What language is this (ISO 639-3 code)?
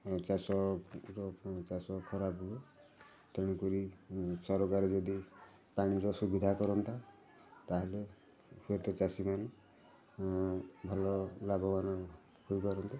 ori